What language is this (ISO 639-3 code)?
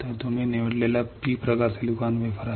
mar